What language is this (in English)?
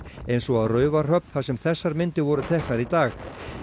Icelandic